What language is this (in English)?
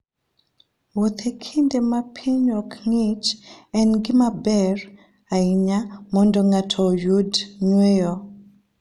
Luo (Kenya and Tanzania)